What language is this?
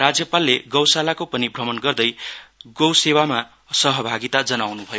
Nepali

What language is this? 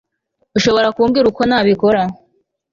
Kinyarwanda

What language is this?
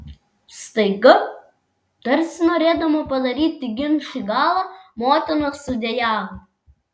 Lithuanian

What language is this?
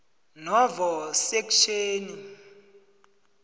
South Ndebele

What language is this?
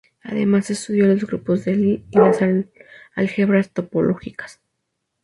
Spanish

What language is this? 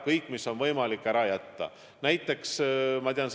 Estonian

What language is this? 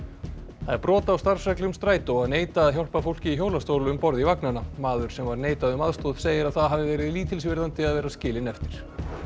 Icelandic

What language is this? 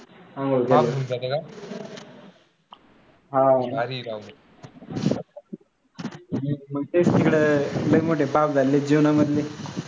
Marathi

